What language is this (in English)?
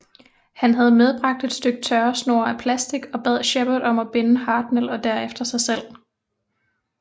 Danish